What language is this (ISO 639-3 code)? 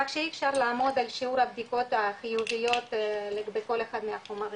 heb